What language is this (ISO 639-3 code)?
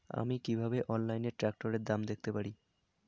ben